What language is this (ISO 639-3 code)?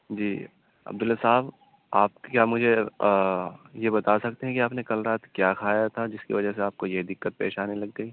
urd